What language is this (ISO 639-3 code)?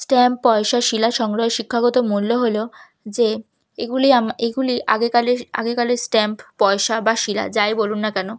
ben